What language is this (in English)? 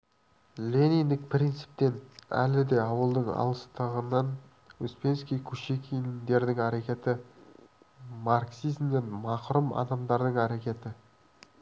Kazakh